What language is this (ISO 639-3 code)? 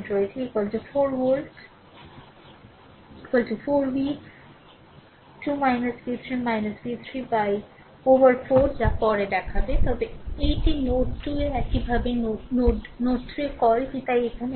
ben